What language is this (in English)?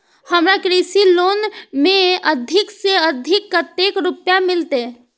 Maithili